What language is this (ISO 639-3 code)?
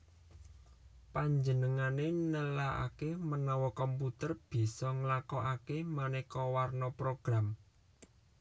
jav